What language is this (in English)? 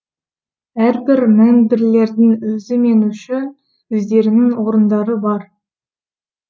Kazakh